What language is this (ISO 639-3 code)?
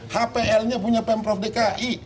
ind